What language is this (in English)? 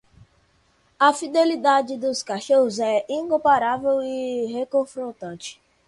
Portuguese